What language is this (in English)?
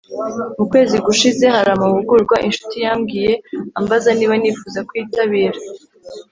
Kinyarwanda